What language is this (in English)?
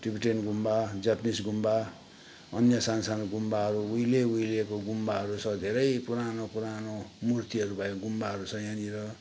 Nepali